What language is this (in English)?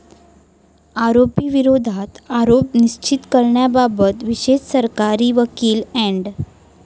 Marathi